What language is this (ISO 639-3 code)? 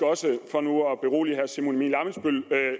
dan